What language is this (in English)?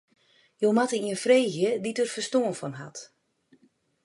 Western Frisian